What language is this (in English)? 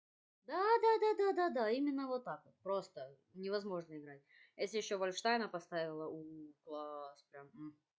Russian